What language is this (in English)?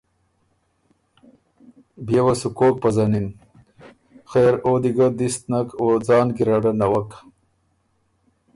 Ormuri